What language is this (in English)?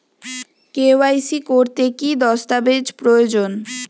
Bangla